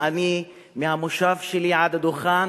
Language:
Hebrew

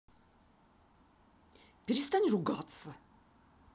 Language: Russian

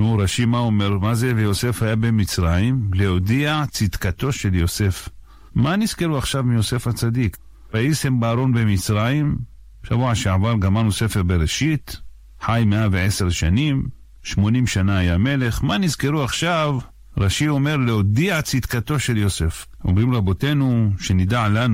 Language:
Hebrew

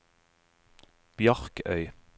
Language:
Norwegian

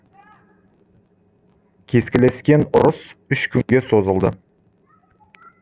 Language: Kazakh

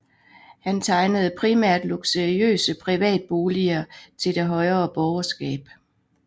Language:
Danish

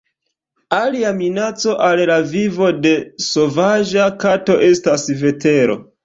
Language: Esperanto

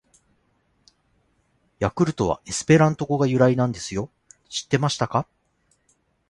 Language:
Japanese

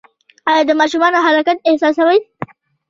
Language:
Pashto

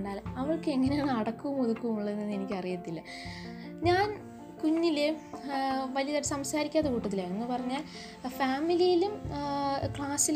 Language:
Malayalam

